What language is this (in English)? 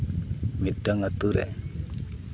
Santali